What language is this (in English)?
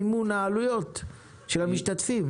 Hebrew